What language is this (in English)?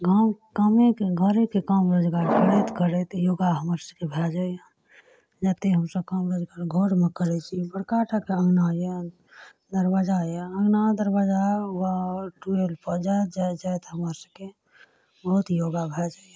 Maithili